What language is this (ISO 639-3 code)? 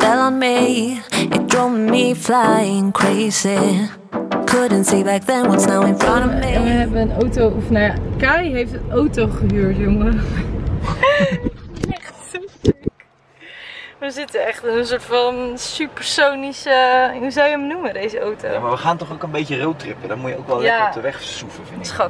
nld